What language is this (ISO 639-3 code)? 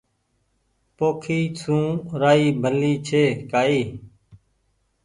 gig